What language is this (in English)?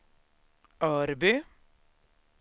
Swedish